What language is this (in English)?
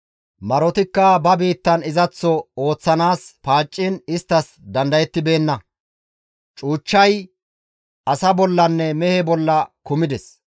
Gamo